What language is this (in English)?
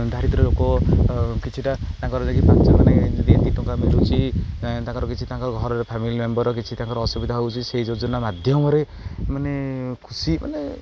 Odia